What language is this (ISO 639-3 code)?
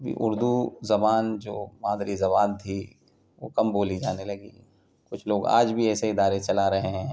urd